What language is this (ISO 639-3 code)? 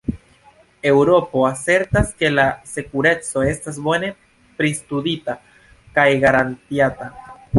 epo